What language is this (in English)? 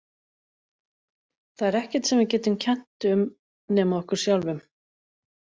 Icelandic